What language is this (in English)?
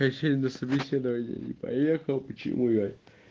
Russian